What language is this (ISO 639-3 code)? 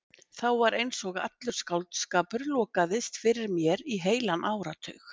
isl